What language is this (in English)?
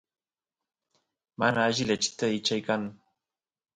Santiago del Estero Quichua